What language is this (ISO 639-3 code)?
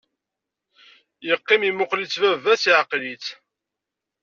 kab